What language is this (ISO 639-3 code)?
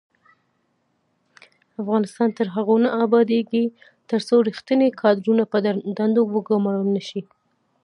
pus